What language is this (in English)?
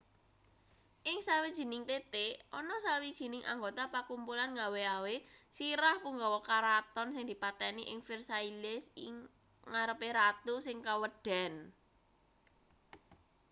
Javanese